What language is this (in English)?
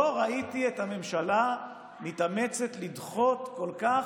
Hebrew